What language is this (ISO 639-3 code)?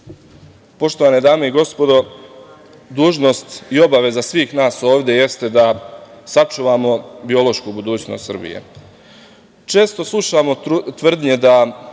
srp